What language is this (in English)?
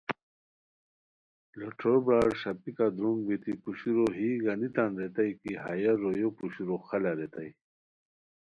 Khowar